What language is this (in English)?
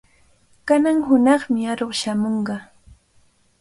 Cajatambo North Lima Quechua